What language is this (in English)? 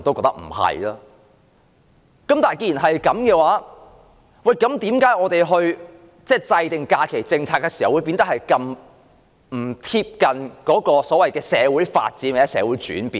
Cantonese